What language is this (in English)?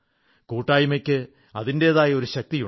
Malayalam